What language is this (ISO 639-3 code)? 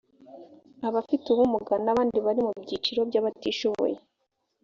kin